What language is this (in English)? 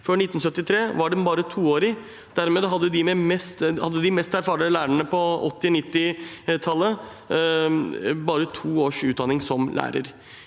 Norwegian